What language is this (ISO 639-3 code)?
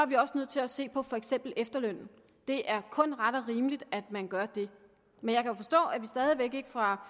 dan